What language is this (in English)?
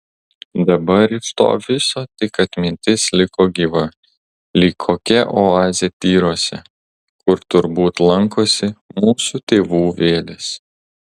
Lithuanian